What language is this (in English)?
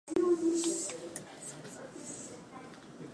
Japanese